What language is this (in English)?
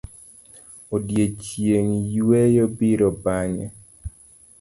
Luo (Kenya and Tanzania)